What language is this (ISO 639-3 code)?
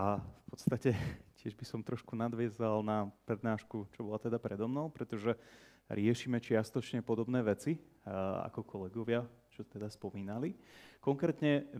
slk